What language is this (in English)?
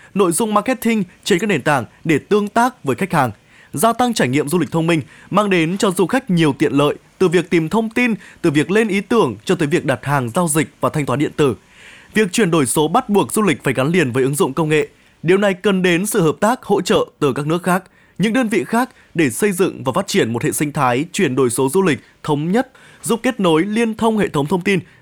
Vietnamese